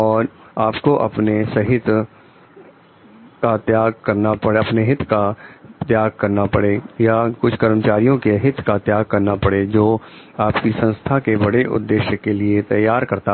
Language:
Hindi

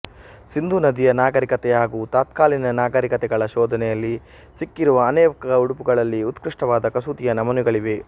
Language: Kannada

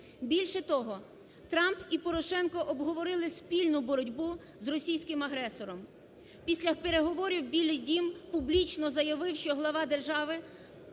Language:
Ukrainian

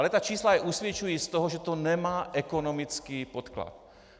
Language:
Czech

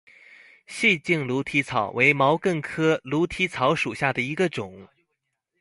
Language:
Chinese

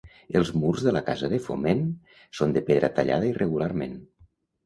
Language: Catalan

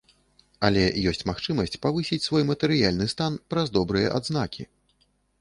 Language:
Belarusian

